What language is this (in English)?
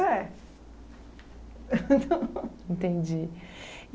Portuguese